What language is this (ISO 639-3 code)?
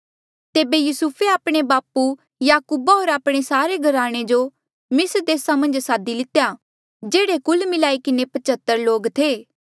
mjl